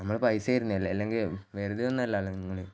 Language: Malayalam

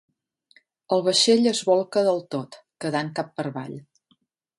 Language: Catalan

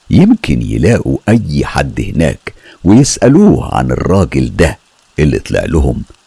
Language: Arabic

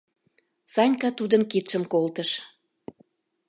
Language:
Mari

